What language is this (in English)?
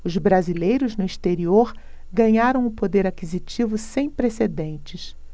Portuguese